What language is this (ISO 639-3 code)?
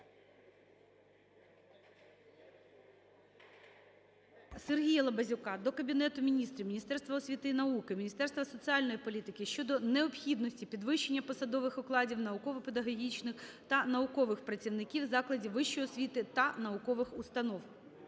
ukr